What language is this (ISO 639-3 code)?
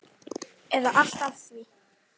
isl